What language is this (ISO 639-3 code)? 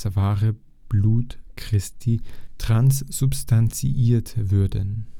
deu